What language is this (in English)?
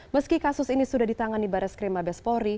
Indonesian